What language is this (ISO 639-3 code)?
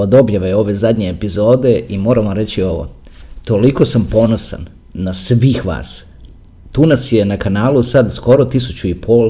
hrv